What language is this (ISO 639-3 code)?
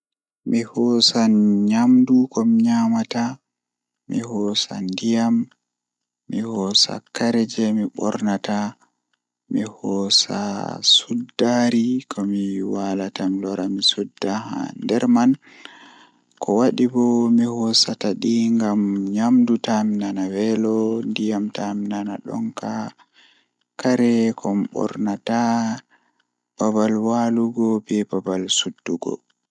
ful